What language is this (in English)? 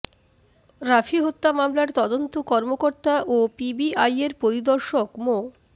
Bangla